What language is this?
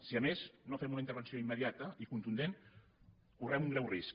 Catalan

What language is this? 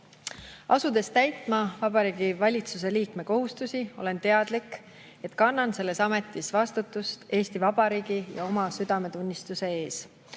Estonian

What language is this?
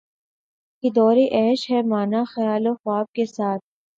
Urdu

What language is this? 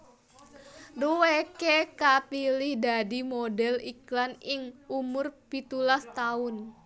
Javanese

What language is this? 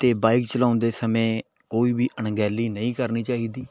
Punjabi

